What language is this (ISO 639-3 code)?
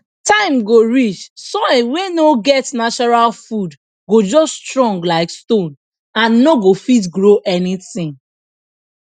pcm